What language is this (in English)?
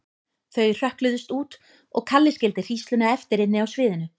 Icelandic